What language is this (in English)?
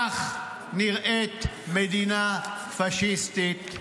Hebrew